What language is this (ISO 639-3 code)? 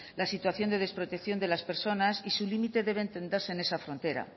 spa